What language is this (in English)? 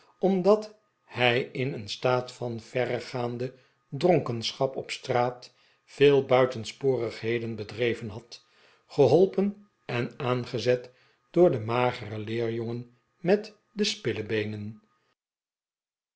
Dutch